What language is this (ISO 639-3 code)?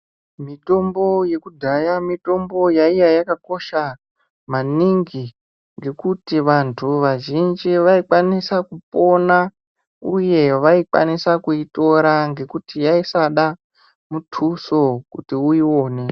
ndc